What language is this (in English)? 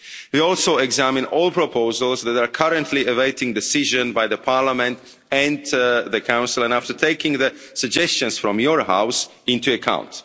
English